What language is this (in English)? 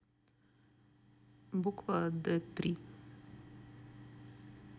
Russian